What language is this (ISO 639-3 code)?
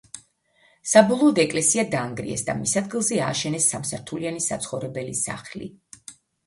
kat